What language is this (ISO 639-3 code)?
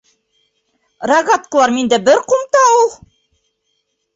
bak